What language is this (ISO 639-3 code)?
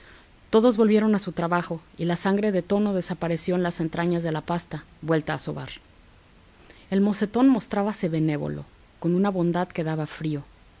spa